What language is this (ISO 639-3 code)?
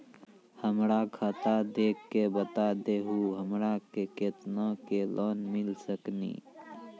mai